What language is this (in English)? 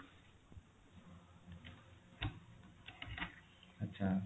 Odia